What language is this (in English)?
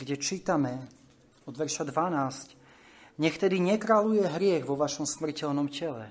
Slovak